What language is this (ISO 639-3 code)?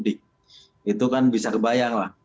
ind